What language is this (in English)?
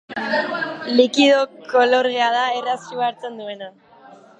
Basque